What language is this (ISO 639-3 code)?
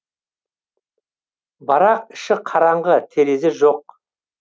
kaz